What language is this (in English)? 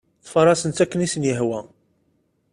Kabyle